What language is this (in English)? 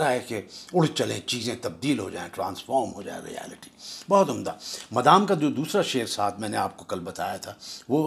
Urdu